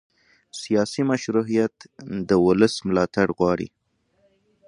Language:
Pashto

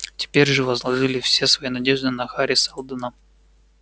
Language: Russian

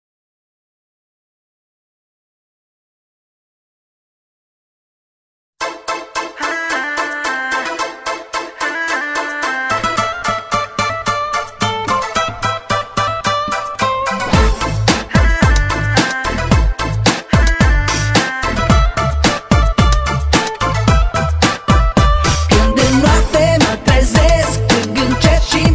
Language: French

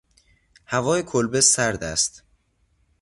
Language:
Persian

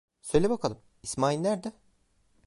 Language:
Turkish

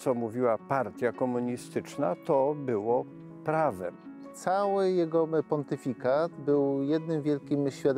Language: Polish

